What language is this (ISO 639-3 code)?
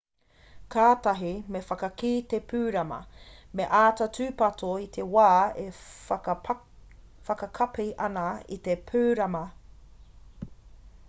mri